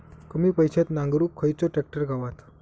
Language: Marathi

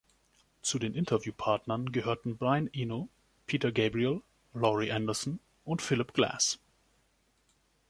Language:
German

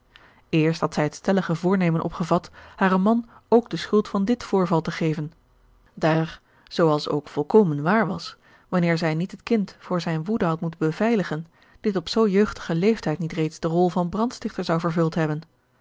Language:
Dutch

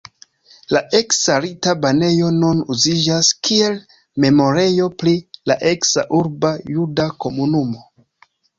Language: Esperanto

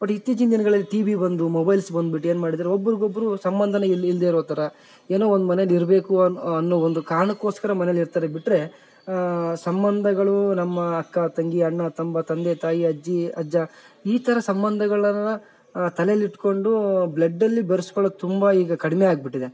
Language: Kannada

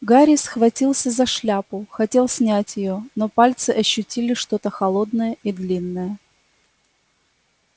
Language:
Russian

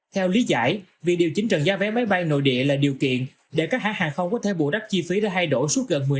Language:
Vietnamese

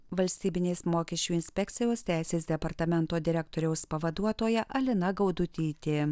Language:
Lithuanian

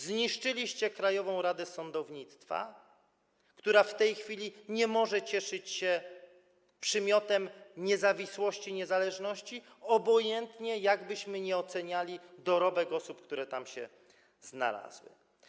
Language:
Polish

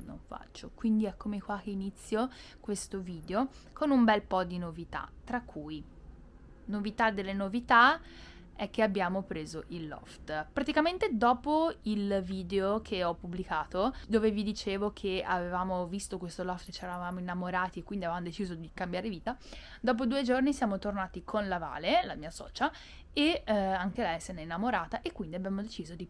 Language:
Italian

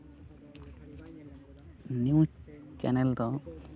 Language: Santali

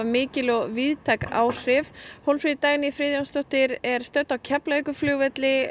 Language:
Icelandic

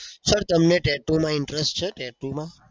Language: Gujarati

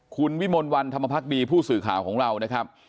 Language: Thai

